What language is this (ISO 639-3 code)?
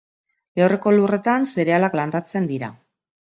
eus